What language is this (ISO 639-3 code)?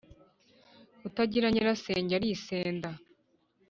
kin